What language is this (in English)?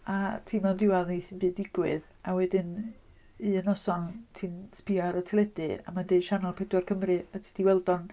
Welsh